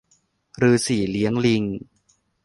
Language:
Thai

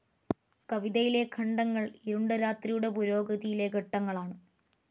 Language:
Malayalam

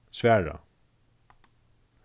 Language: Faroese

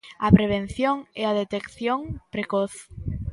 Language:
Galician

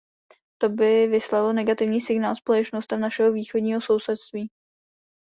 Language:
Czech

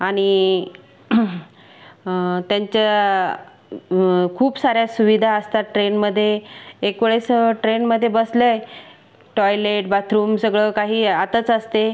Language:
Marathi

